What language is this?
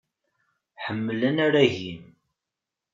Kabyle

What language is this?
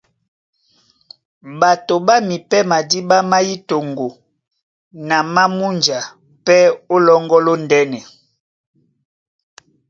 Duala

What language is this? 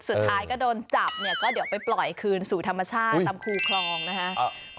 Thai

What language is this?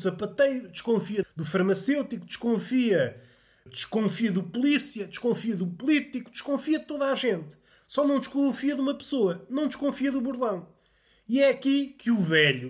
Portuguese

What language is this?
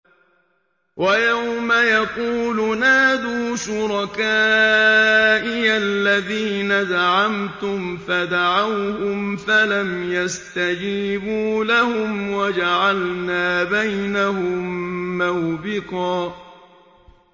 Arabic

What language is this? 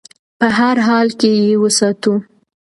Pashto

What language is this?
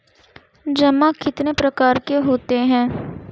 Hindi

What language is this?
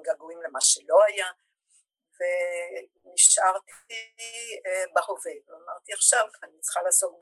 Hebrew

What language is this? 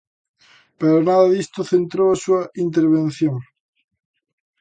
Galician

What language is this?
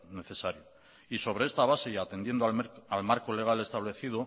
Spanish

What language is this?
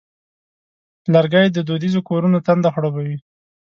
Pashto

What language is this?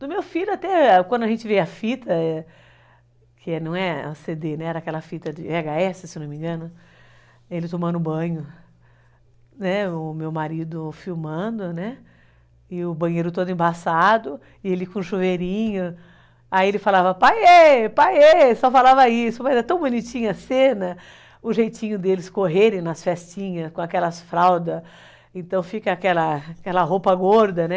Portuguese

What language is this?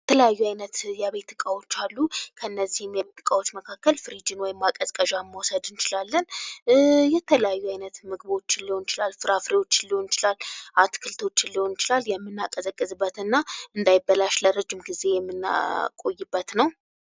Amharic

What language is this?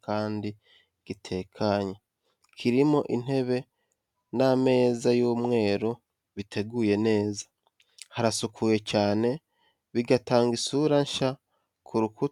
Kinyarwanda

